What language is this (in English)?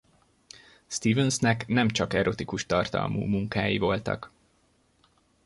Hungarian